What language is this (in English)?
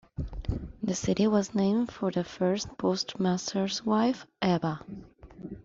English